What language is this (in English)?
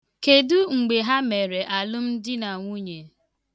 Igbo